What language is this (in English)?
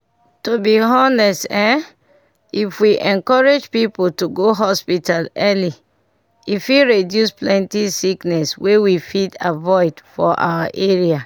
Nigerian Pidgin